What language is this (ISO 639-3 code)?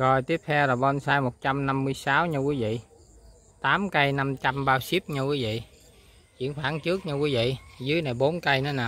vie